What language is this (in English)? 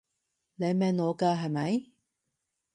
Cantonese